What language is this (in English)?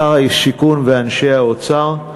Hebrew